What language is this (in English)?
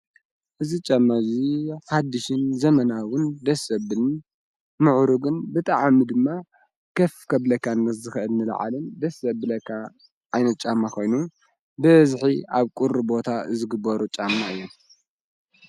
Tigrinya